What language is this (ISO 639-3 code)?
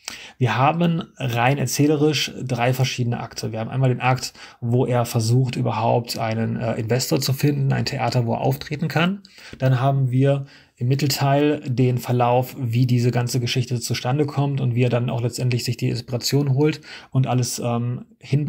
deu